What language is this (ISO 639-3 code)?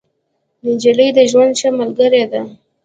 pus